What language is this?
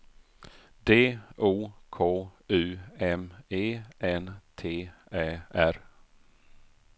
Swedish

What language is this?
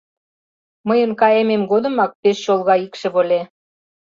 Mari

